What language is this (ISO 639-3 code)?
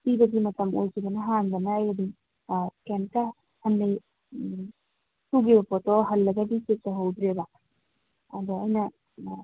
mni